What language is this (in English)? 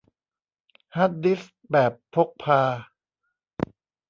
Thai